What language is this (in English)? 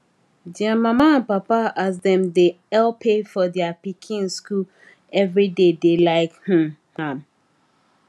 Nigerian Pidgin